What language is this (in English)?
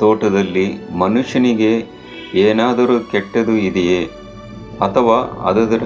Kannada